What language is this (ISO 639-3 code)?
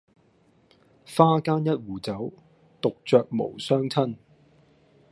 yue